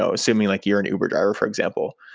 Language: English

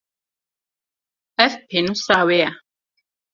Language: Kurdish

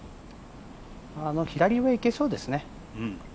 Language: Japanese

